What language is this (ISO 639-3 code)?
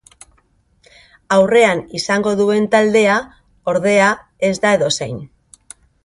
eus